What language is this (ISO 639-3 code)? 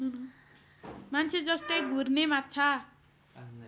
nep